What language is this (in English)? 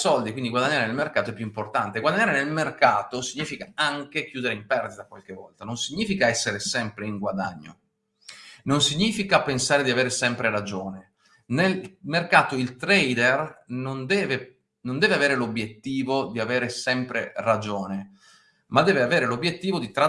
Italian